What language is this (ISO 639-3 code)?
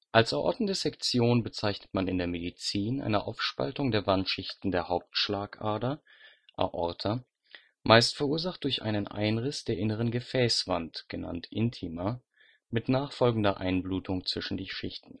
deu